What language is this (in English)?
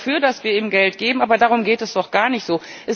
German